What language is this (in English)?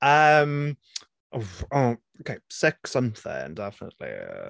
Welsh